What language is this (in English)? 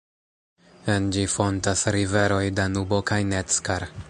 Esperanto